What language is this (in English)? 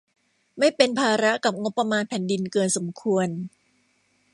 Thai